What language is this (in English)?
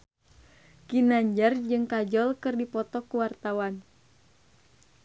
Sundanese